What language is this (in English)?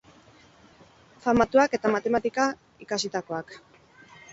Basque